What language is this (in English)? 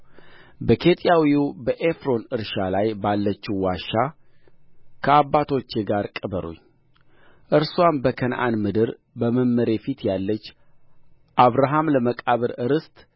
Amharic